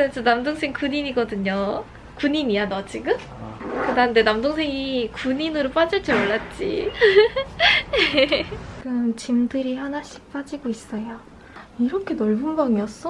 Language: Korean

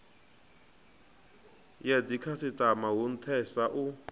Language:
Venda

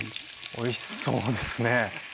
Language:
Japanese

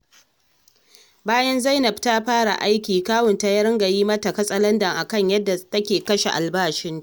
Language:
Hausa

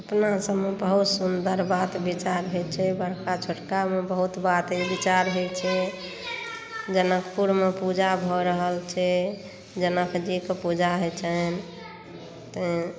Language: Maithili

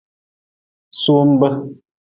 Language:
Nawdm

